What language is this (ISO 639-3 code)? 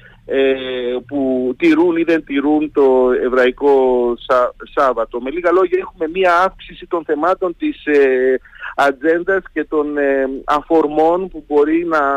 ell